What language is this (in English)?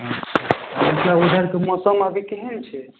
Maithili